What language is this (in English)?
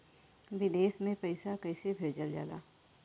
Bhojpuri